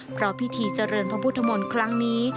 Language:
Thai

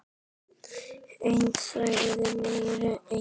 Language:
Icelandic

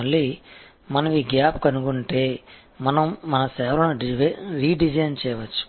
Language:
Telugu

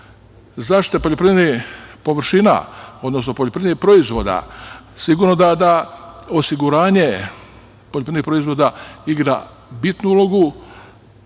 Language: Serbian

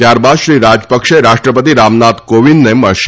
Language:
Gujarati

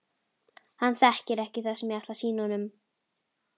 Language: Icelandic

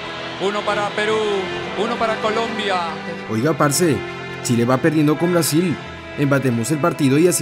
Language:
Spanish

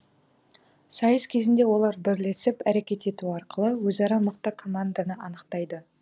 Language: Kazakh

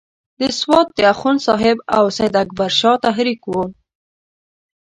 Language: Pashto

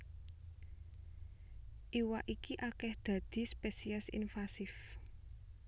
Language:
Javanese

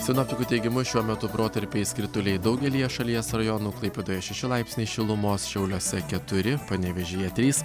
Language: Lithuanian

